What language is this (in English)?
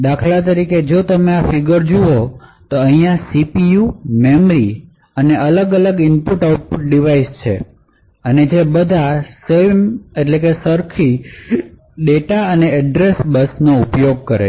Gujarati